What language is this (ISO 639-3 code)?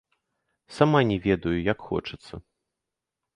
bel